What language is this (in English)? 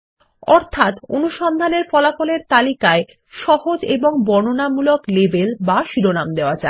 Bangla